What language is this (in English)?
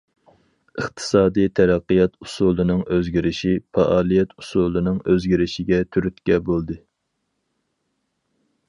Uyghur